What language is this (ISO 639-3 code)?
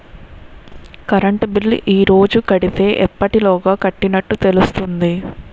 tel